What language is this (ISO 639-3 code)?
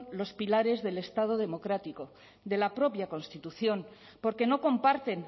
spa